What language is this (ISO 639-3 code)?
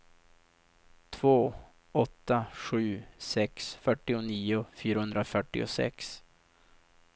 swe